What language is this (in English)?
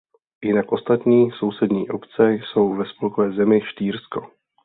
Czech